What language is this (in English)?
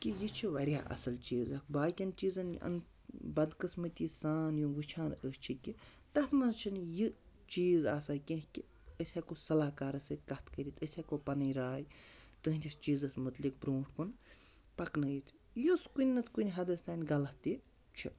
Kashmiri